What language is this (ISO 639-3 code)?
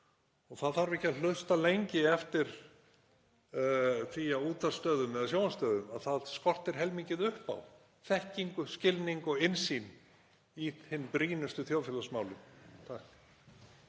isl